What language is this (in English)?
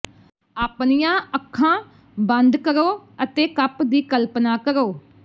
Punjabi